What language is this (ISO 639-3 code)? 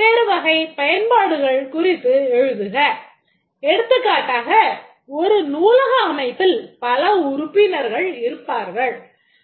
tam